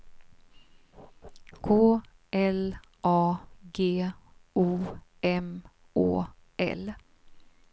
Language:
Swedish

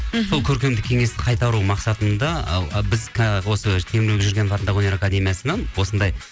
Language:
Kazakh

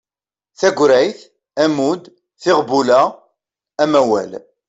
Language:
Kabyle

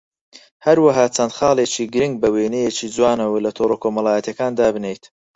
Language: Central Kurdish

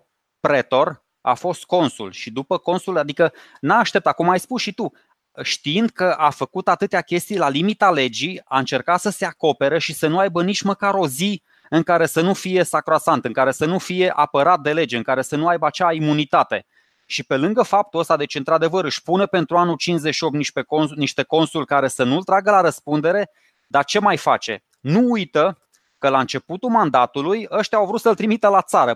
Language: Romanian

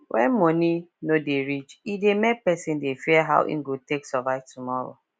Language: Nigerian Pidgin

